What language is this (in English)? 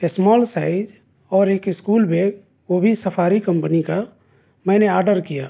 Urdu